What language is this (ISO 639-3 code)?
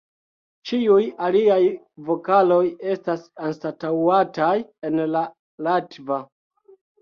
epo